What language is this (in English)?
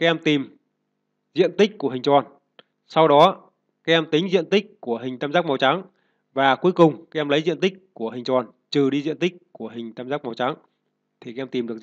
Vietnamese